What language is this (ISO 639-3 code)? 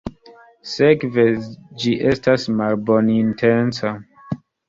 epo